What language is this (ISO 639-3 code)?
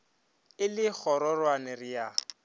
nso